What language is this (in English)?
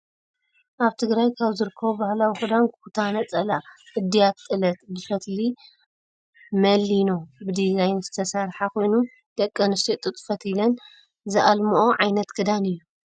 Tigrinya